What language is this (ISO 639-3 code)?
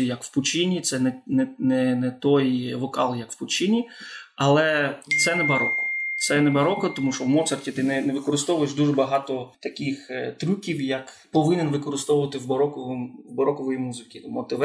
ukr